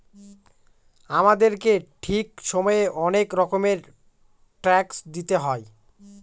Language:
Bangla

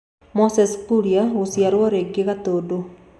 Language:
Kikuyu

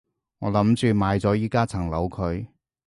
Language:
Cantonese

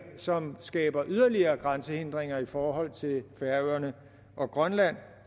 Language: Danish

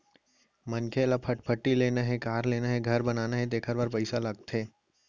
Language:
Chhattisgarhi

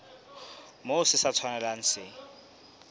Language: Southern Sotho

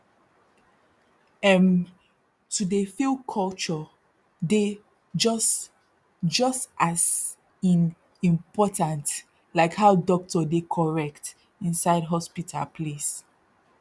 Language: Nigerian Pidgin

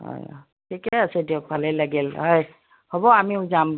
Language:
Assamese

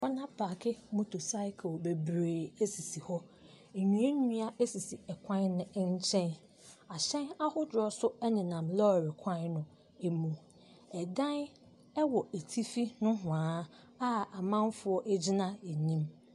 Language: Akan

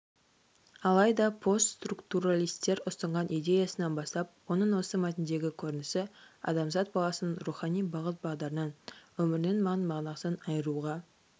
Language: Kazakh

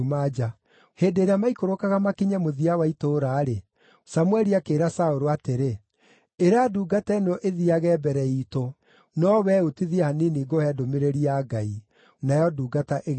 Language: Kikuyu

